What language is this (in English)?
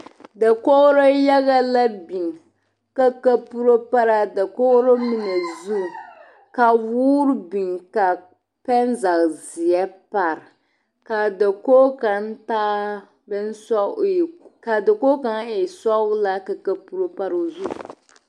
Southern Dagaare